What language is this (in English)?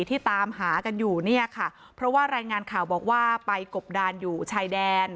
Thai